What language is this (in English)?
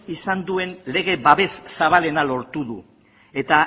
Basque